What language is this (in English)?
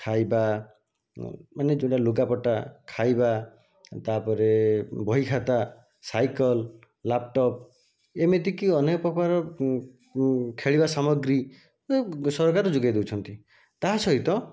Odia